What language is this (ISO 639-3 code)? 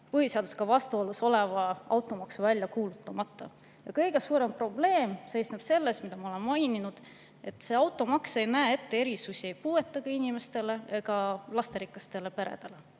est